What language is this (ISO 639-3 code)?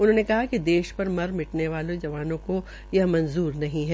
hin